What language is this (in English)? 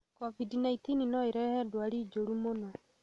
Kikuyu